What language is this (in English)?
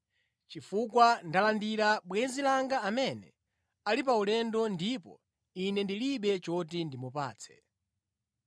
Nyanja